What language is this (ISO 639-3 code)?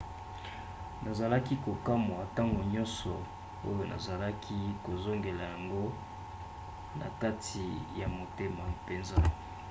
lin